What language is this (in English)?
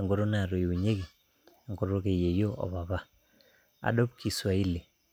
Masai